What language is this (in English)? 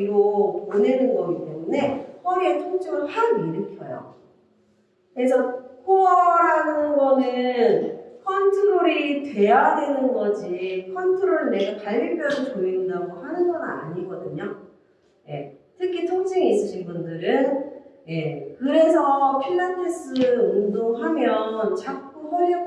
Korean